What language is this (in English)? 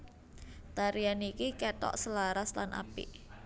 Javanese